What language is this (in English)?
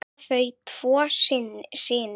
Icelandic